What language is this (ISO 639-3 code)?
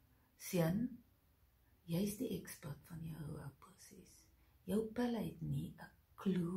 nld